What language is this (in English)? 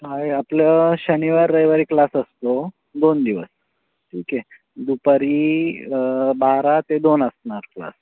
Marathi